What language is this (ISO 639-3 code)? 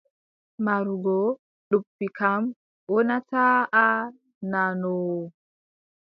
fub